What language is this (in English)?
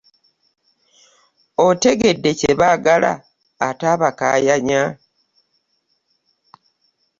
Ganda